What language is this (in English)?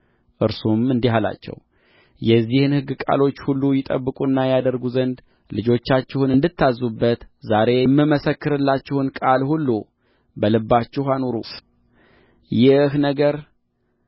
Amharic